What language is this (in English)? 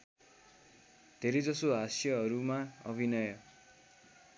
Nepali